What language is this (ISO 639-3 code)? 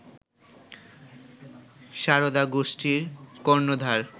ben